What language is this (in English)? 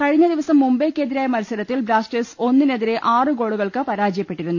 Malayalam